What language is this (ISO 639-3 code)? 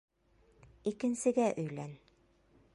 bak